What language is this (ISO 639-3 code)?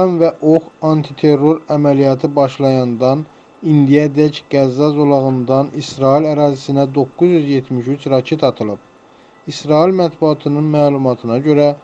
tur